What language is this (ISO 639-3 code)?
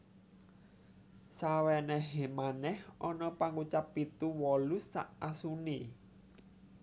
jav